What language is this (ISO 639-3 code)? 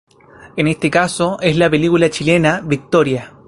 spa